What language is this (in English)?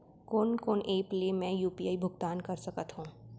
Chhattisgarhi